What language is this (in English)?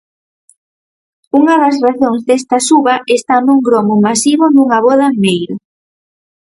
Galician